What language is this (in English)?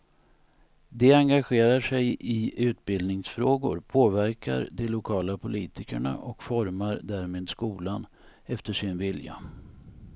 Swedish